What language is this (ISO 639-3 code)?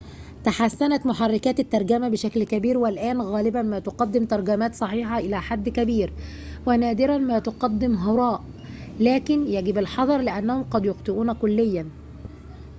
ara